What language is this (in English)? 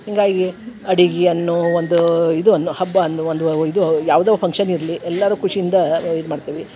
Kannada